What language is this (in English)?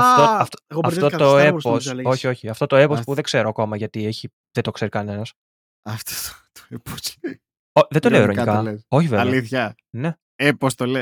Greek